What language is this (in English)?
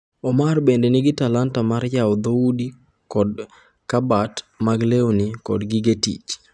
Luo (Kenya and Tanzania)